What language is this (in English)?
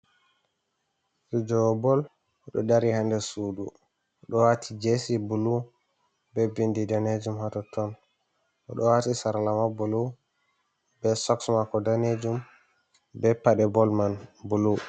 Fula